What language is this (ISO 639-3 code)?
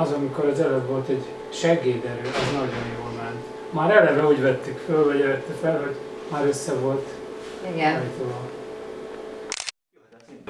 hun